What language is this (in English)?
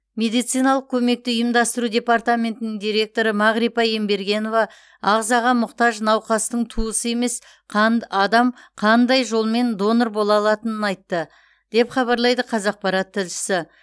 Kazakh